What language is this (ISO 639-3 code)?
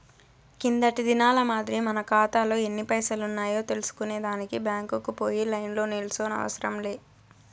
tel